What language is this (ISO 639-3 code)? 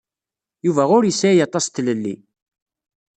kab